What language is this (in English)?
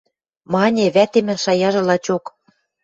Western Mari